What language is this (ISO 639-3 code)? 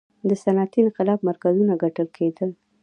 pus